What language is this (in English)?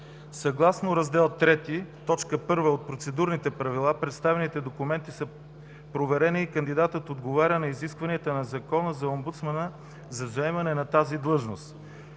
Bulgarian